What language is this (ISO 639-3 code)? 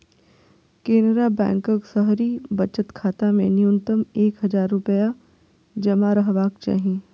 mai